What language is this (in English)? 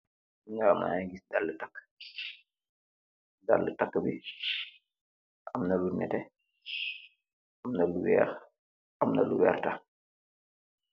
Wolof